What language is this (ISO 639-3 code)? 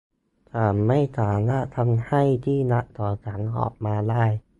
tha